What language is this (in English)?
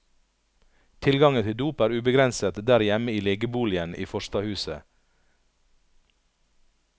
Norwegian